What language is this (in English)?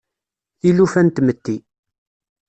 Kabyle